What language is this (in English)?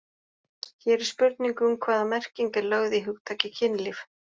Icelandic